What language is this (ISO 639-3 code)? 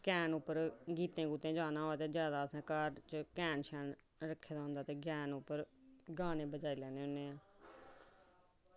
doi